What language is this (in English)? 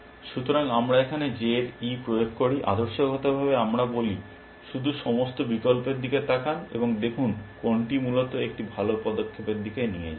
Bangla